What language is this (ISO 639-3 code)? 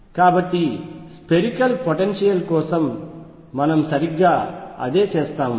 tel